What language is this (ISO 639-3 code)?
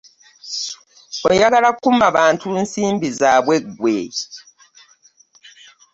lug